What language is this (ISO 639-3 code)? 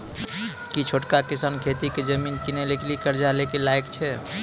mai